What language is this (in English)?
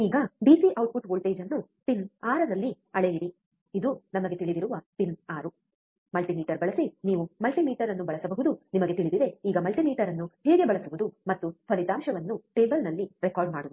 Kannada